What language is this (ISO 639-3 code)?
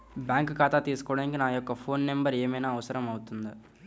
tel